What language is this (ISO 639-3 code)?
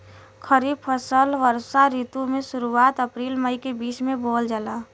bho